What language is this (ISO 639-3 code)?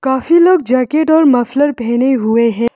hin